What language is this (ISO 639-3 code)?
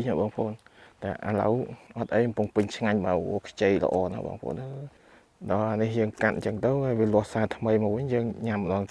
vie